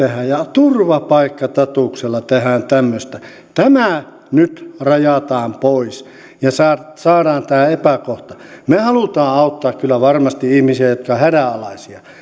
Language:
Finnish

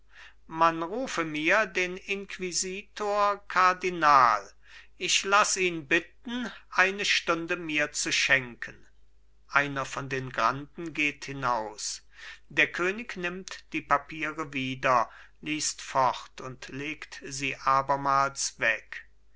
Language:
German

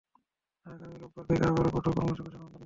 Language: Bangla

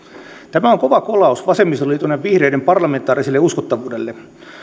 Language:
Finnish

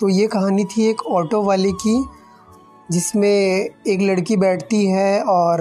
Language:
Hindi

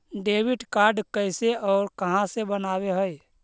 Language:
Magahi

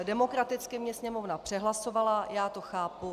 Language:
Czech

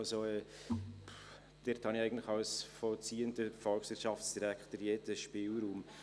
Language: Swiss German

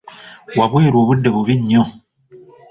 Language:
Ganda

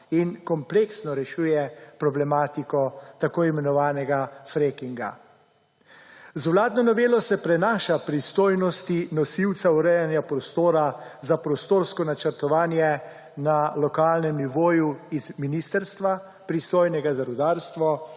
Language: Slovenian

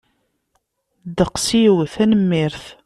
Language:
Kabyle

